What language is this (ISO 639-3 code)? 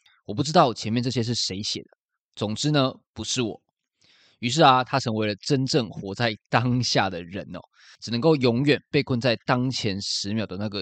zho